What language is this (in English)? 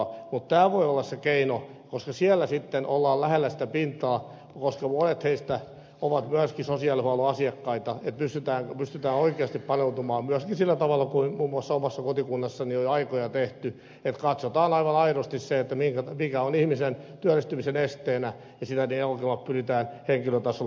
Finnish